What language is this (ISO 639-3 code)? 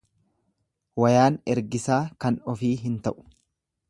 orm